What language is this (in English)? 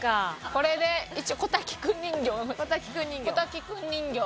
Japanese